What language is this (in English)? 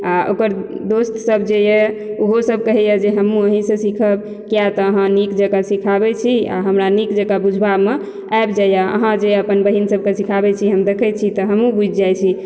Maithili